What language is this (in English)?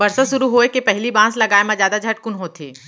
Chhattisgarhi